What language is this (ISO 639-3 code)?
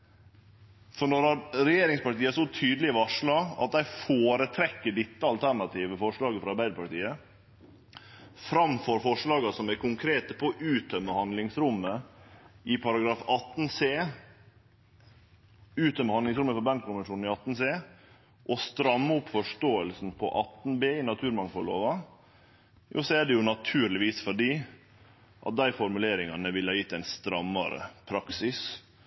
nno